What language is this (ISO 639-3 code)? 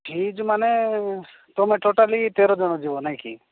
ori